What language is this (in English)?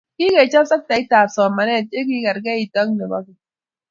Kalenjin